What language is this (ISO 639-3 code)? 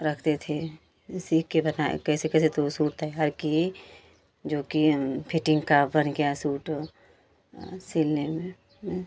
hin